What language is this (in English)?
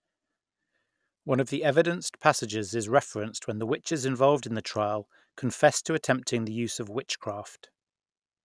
English